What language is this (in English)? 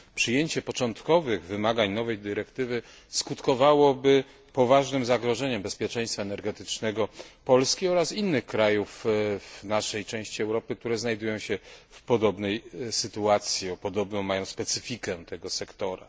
Polish